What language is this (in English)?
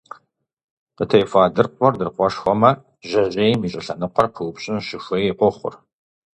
Kabardian